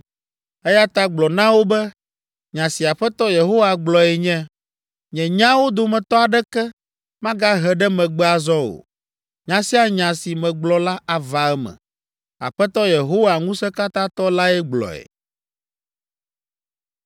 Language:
Ewe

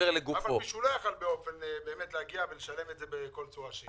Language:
Hebrew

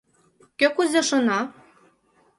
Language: Mari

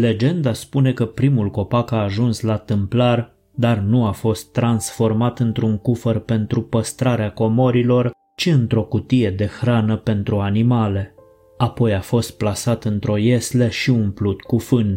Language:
Romanian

